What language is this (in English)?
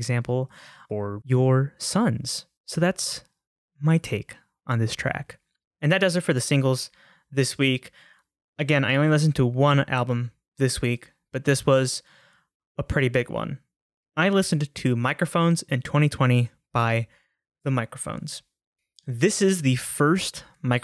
English